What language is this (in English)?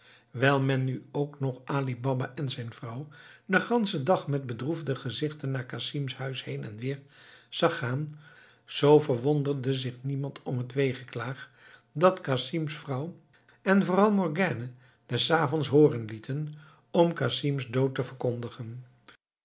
Dutch